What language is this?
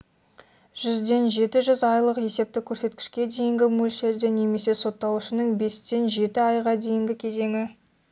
Kazakh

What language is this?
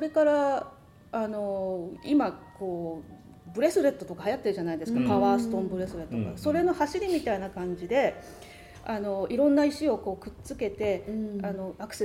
Japanese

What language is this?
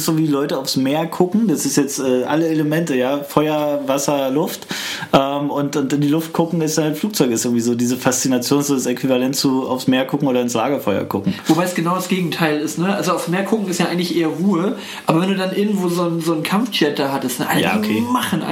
German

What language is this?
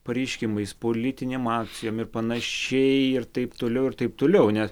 Lithuanian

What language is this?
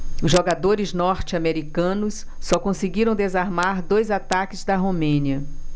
Portuguese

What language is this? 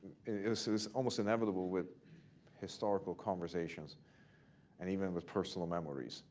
English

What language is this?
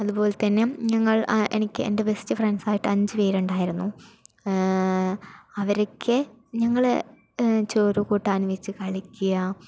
Malayalam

